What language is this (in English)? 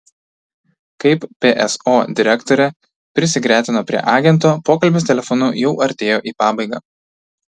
Lithuanian